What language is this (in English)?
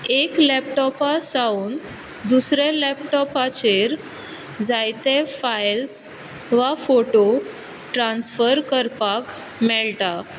Konkani